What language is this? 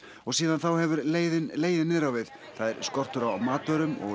Icelandic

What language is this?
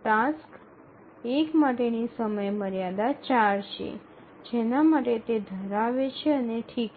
Gujarati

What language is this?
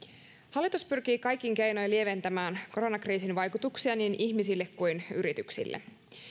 Finnish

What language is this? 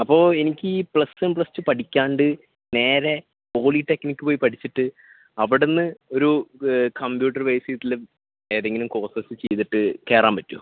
Malayalam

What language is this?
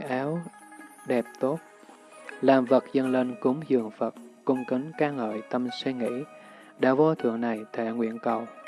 Vietnamese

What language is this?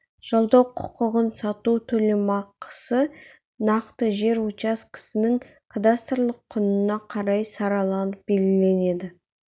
Kazakh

